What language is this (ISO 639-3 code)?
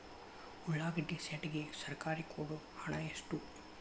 kan